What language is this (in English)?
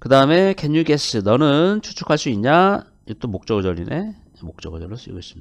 Korean